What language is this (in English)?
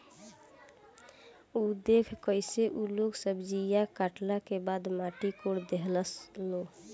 Bhojpuri